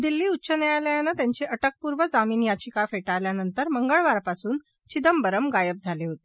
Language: Marathi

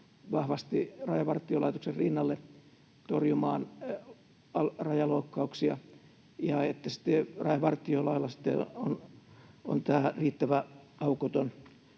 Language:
Finnish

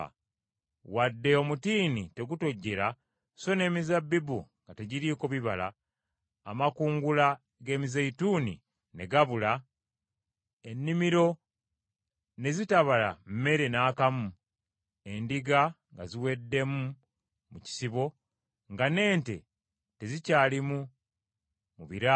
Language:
Ganda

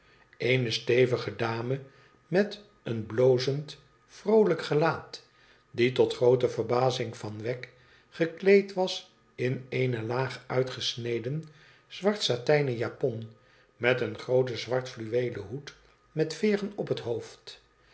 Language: Dutch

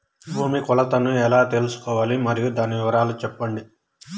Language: Telugu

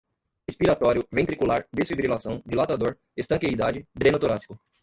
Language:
Portuguese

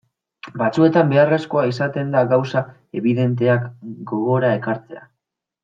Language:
Basque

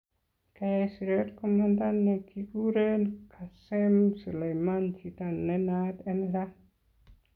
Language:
Kalenjin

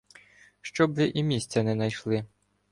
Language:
Ukrainian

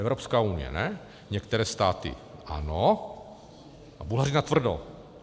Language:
Czech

